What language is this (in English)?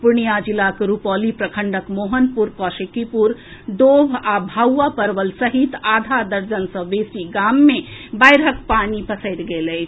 Maithili